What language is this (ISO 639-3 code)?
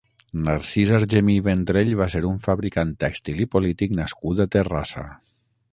cat